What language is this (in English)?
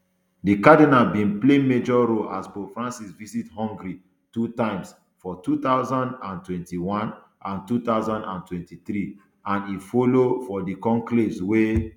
Nigerian Pidgin